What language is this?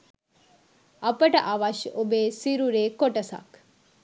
Sinhala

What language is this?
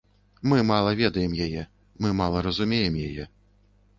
Belarusian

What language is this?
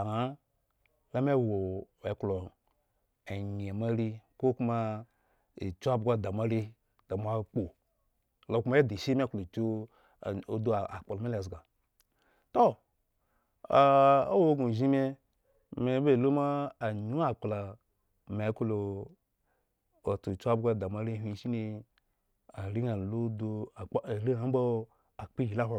Eggon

